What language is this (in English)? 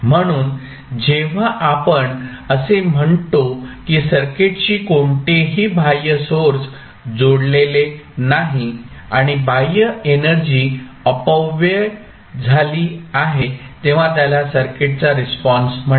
Marathi